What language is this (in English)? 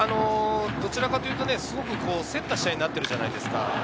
Japanese